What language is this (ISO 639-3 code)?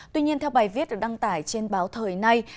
vie